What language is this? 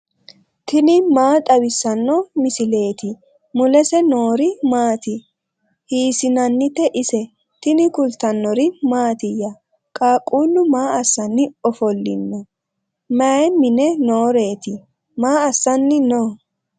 Sidamo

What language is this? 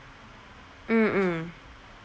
English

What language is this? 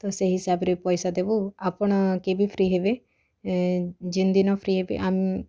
Odia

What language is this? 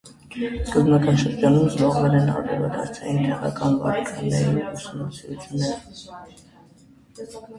Armenian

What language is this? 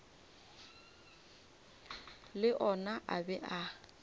Northern Sotho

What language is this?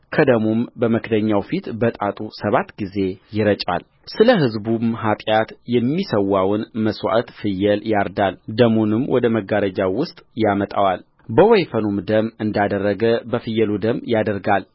Amharic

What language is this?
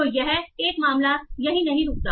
Hindi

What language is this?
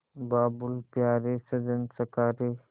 Hindi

